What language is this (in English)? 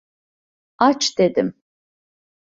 Turkish